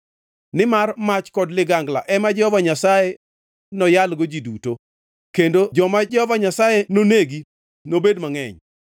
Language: Luo (Kenya and Tanzania)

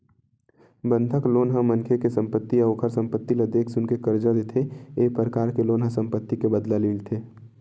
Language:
Chhattisgarhi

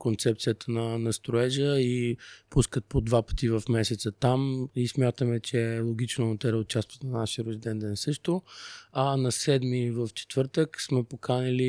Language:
Bulgarian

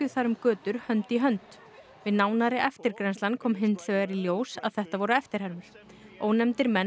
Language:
Icelandic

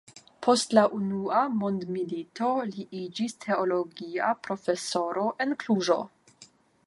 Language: Esperanto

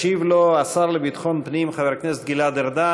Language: Hebrew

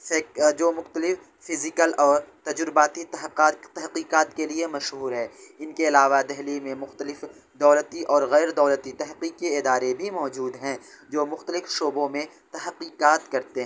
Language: Urdu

